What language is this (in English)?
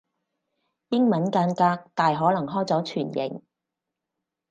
Cantonese